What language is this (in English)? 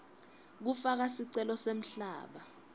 Swati